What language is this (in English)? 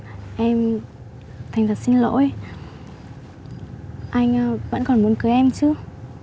Vietnamese